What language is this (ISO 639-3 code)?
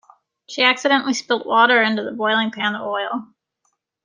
eng